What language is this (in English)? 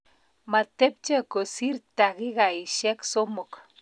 Kalenjin